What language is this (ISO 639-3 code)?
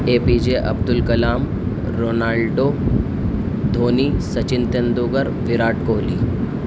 urd